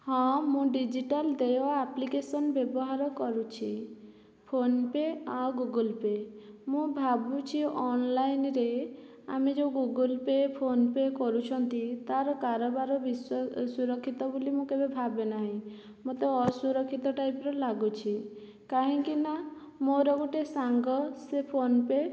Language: Odia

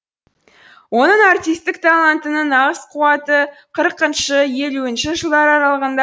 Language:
Kazakh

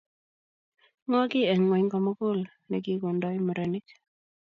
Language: Kalenjin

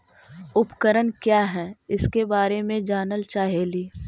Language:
Magahi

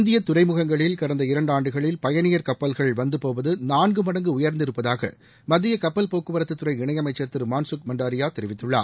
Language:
Tamil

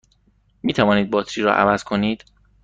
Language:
Persian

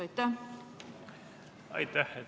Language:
Estonian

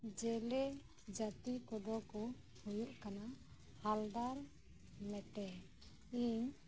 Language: Santali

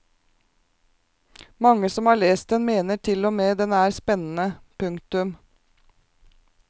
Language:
Norwegian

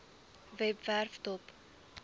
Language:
Afrikaans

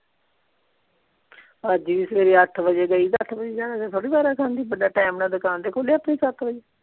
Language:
Punjabi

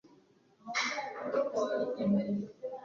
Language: Kinyarwanda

